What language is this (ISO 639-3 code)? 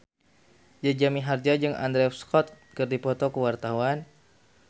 sun